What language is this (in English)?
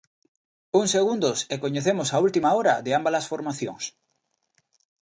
Galician